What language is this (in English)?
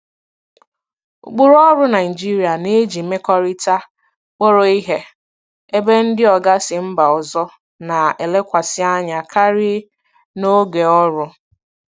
Igbo